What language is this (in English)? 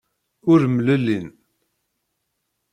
Kabyle